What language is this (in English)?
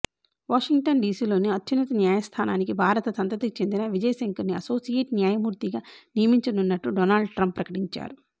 Telugu